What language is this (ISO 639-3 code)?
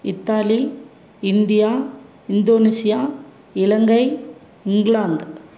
tam